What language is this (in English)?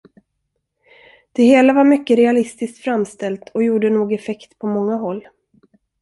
Swedish